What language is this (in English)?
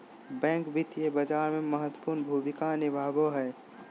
Magahi